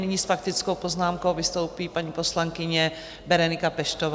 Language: Czech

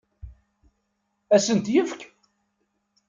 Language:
Kabyle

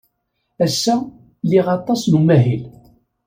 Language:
Kabyle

